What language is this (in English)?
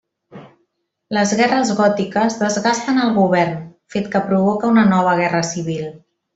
Catalan